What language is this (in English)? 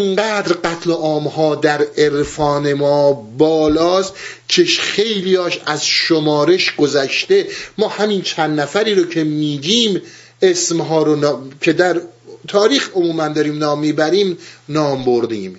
Persian